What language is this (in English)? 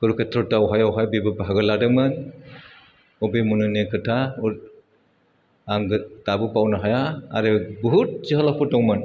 Bodo